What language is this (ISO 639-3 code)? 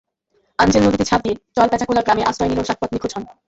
ben